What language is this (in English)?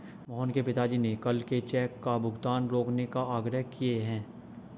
Hindi